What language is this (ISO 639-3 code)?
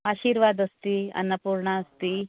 san